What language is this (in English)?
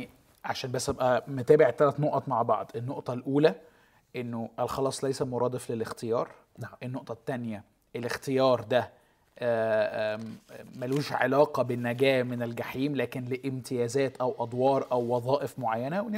Arabic